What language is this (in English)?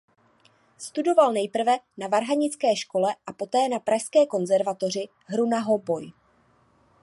Czech